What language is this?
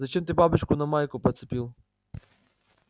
Russian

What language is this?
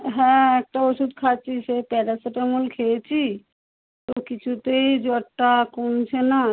Bangla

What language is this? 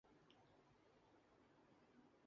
Urdu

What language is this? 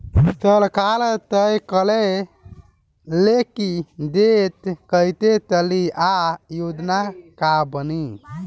Bhojpuri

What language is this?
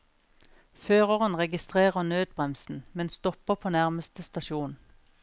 Norwegian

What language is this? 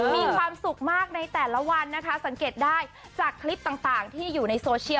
Thai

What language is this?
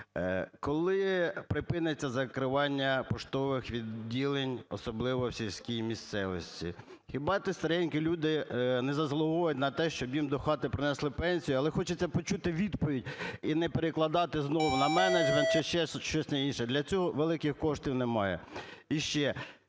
Ukrainian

